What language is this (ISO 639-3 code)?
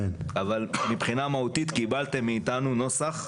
heb